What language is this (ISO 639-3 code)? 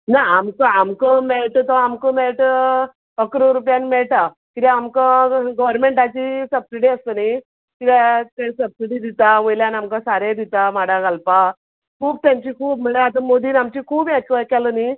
kok